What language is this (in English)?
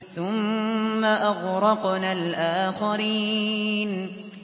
Arabic